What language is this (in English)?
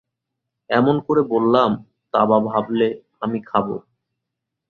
Bangla